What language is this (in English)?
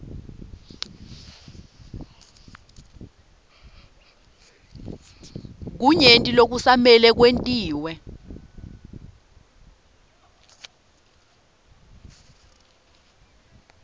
Swati